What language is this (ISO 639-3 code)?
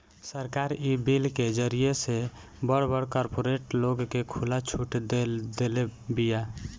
bho